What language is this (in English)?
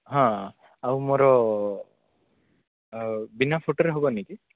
Odia